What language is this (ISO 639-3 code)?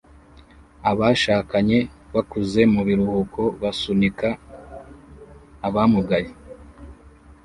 kin